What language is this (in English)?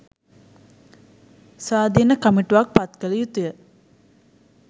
Sinhala